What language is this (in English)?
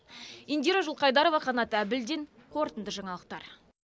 Kazakh